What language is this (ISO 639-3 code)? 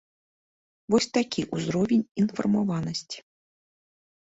bel